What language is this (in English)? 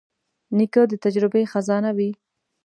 Pashto